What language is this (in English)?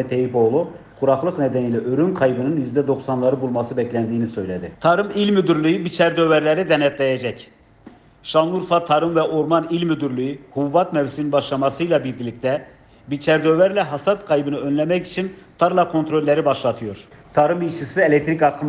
Turkish